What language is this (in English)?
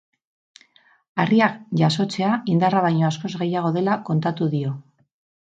Basque